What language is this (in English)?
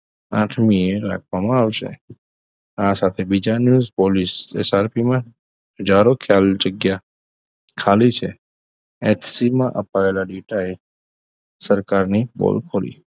Gujarati